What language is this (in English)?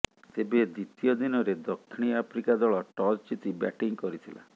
Odia